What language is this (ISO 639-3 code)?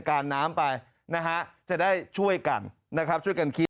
tha